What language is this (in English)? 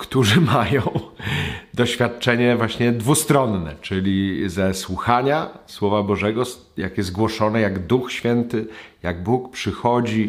Polish